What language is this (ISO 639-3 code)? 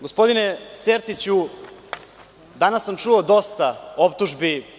srp